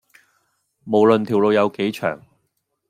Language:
Cantonese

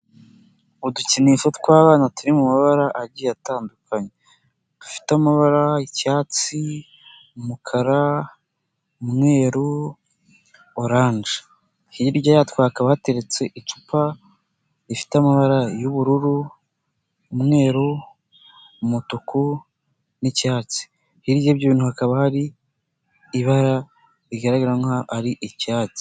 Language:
Kinyarwanda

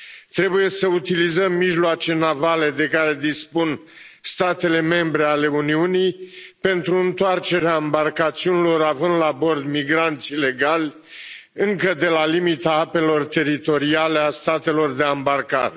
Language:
Romanian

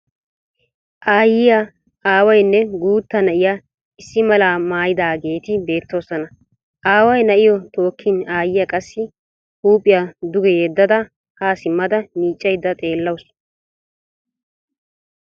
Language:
Wolaytta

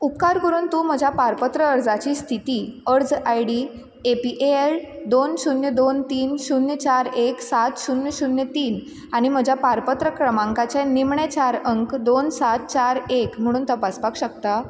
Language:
Konkani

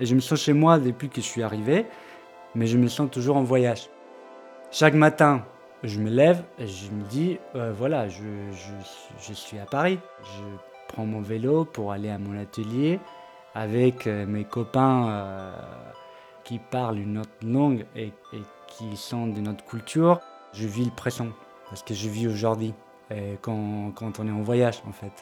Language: French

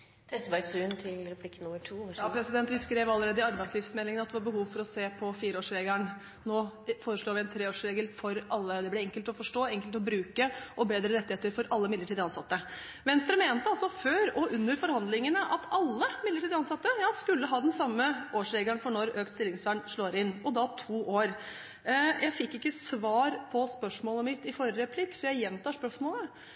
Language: Norwegian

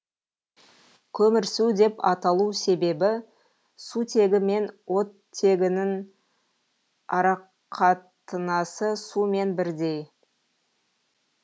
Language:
Kazakh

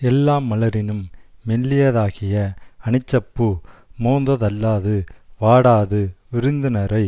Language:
Tamil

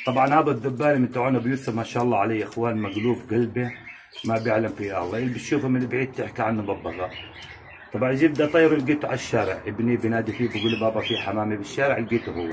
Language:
Arabic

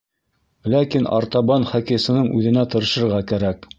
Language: Bashkir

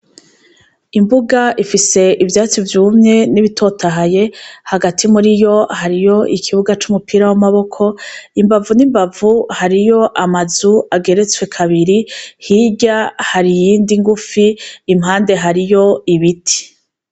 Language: Rundi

